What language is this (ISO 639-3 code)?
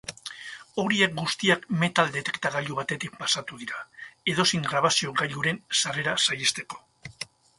eus